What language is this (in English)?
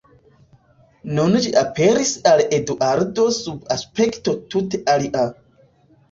Esperanto